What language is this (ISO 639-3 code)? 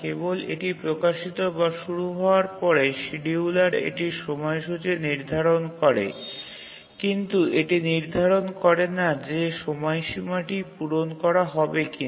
ben